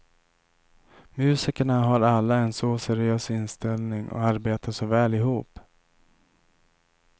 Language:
Swedish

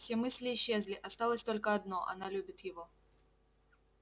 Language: Russian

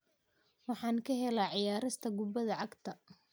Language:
Somali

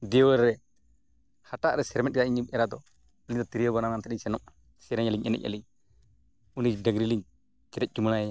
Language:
Santali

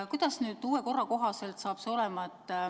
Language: Estonian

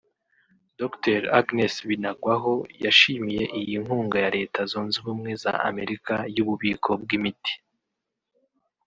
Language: Kinyarwanda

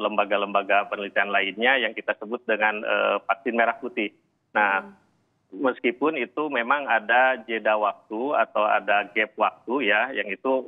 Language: Indonesian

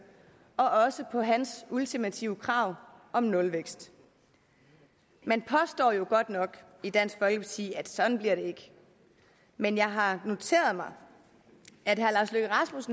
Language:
Danish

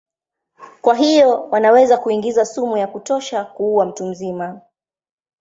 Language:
Swahili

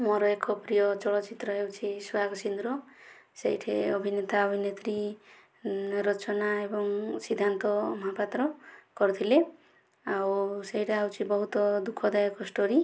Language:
Odia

